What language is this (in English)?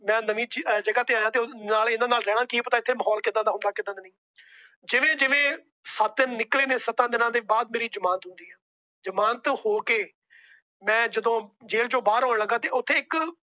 Punjabi